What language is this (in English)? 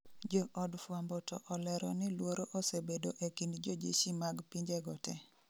Luo (Kenya and Tanzania)